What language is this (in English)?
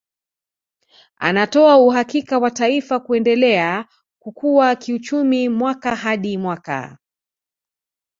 Swahili